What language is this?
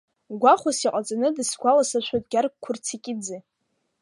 Abkhazian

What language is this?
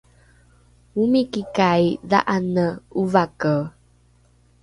Rukai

